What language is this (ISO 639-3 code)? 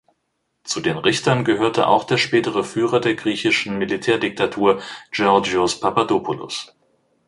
deu